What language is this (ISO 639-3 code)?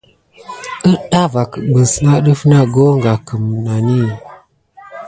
gid